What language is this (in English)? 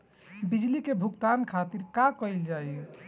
Bhojpuri